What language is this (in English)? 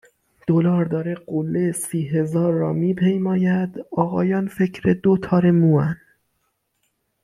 Persian